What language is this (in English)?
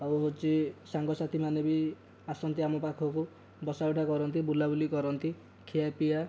Odia